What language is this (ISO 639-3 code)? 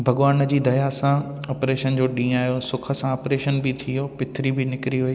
snd